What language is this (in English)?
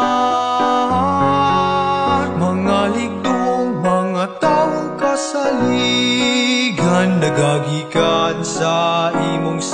Filipino